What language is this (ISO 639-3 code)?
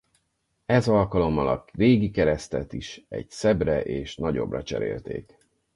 hun